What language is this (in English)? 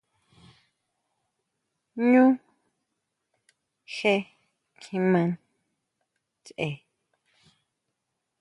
Huautla Mazatec